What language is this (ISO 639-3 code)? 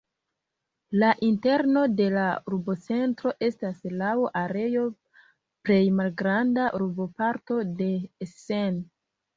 epo